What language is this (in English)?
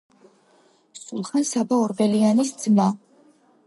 Georgian